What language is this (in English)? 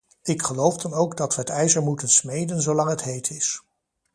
Dutch